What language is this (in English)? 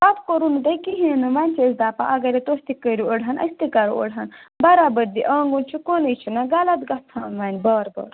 Kashmiri